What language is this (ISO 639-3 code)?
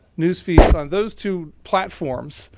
eng